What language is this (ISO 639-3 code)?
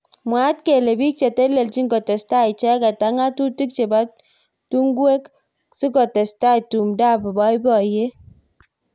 kln